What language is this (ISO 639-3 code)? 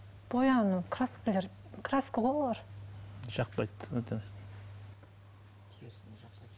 kaz